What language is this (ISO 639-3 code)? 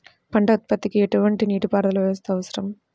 tel